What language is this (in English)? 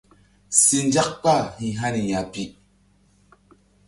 Mbum